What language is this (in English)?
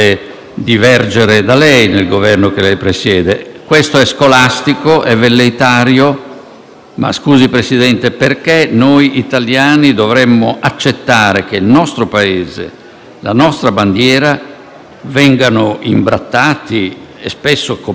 Italian